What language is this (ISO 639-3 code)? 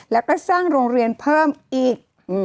tha